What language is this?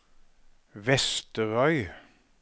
Norwegian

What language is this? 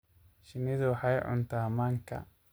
Somali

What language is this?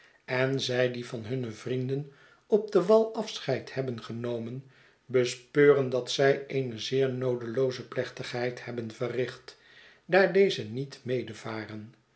Dutch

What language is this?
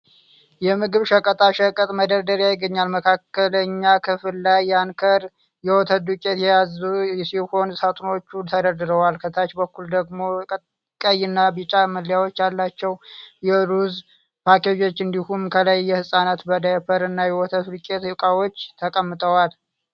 Amharic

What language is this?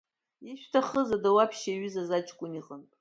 Abkhazian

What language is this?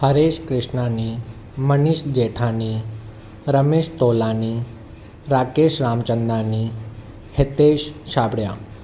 Sindhi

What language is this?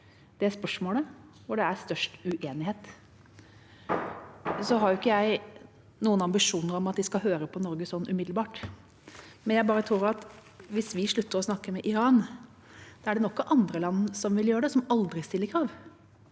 Norwegian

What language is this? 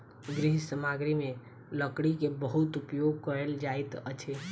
Maithili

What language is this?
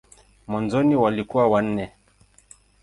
Swahili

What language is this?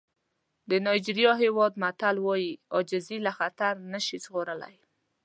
Pashto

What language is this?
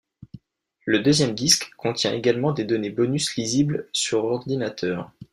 French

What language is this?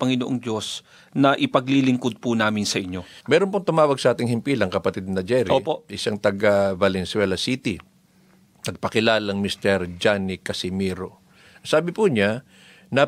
Filipino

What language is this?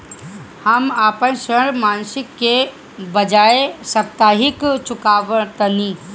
Bhojpuri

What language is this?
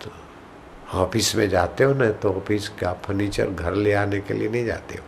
Hindi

